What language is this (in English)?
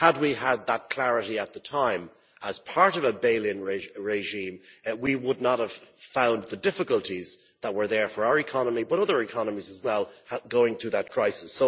English